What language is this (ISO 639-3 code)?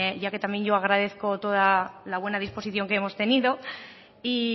spa